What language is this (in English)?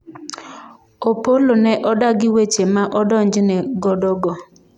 Luo (Kenya and Tanzania)